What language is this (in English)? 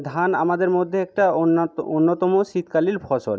Bangla